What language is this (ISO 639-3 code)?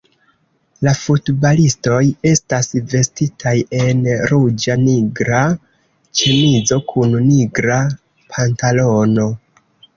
epo